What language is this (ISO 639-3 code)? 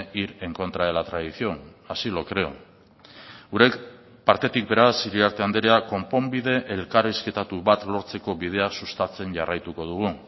eus